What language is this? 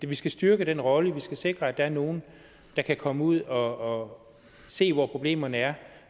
Danish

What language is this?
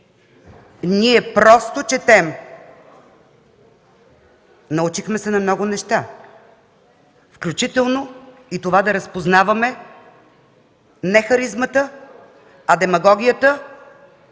Bulgarian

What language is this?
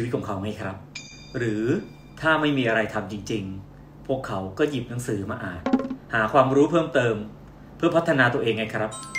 Thai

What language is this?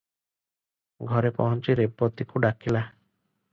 Odia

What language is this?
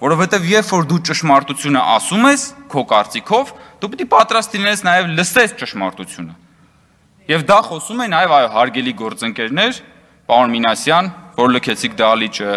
Romanian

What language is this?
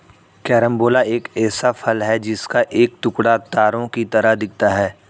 Hindi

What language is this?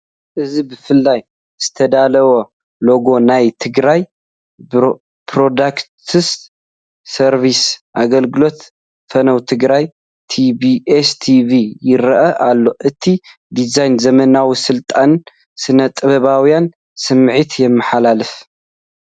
Tigrinya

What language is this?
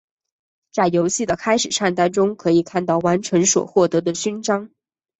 Chinese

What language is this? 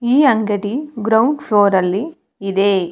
Kannada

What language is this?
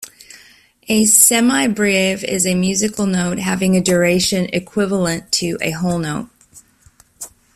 English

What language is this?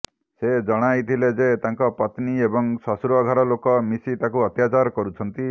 Odia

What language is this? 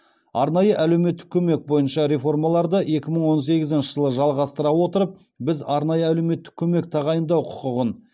Kazakh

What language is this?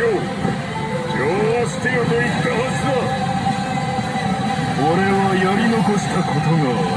Japanese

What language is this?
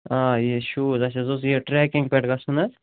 Kashmiri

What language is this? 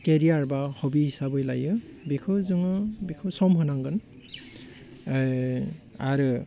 Bodo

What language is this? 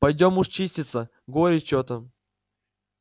Russian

